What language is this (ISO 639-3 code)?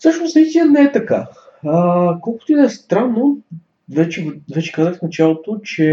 bul